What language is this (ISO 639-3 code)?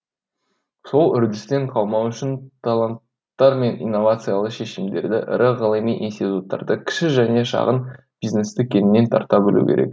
kaz